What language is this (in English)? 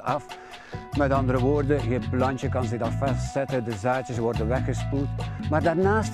Dutch